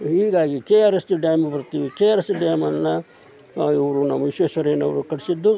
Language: Kannada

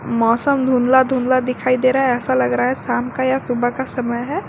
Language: Hindi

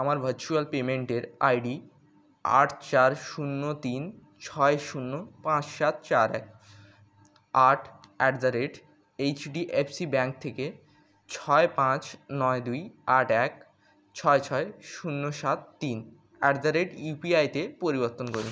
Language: Bangla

